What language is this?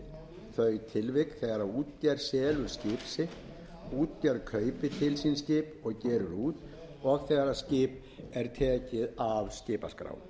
Icelandic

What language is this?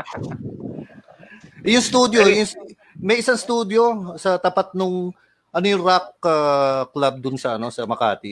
Filipino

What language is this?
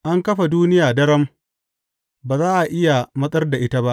Hausa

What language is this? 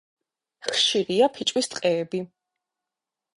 Georgian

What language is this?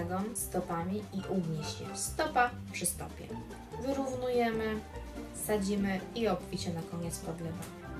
Polish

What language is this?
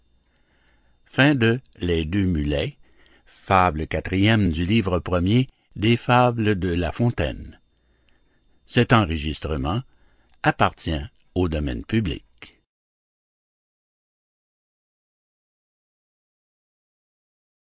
French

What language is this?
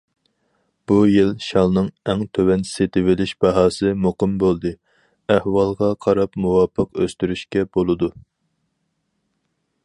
Uyghur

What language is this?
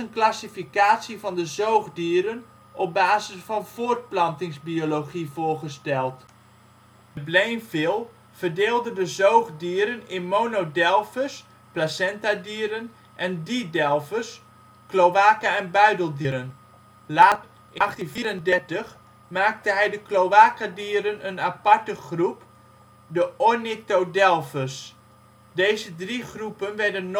Dutch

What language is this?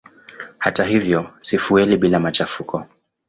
Swahili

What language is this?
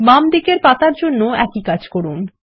Bangla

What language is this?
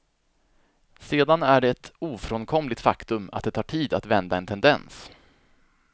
Swedish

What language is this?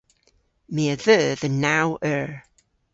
Cornish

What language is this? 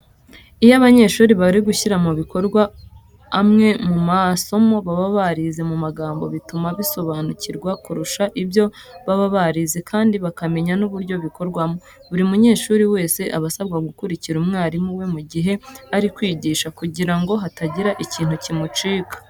Kinyarwanda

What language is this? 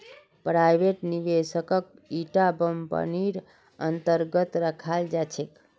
Magahi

